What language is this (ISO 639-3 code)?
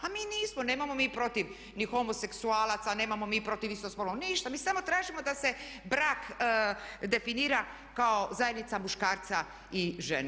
hrv